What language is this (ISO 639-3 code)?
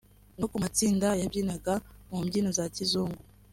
kin